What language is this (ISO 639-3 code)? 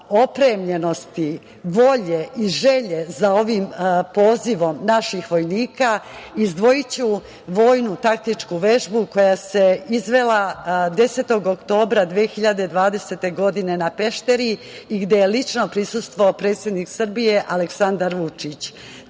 srp